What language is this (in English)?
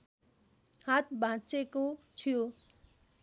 Nepali